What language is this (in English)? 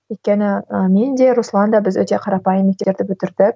Kazakh